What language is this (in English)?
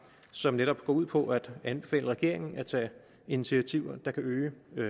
Danish